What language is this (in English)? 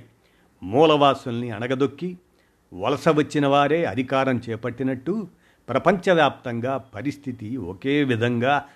Telugu